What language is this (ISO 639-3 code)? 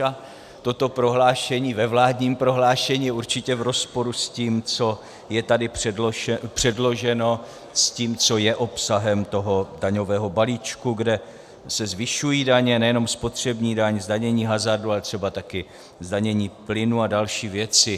ces